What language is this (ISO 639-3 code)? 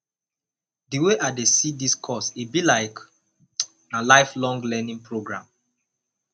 pcm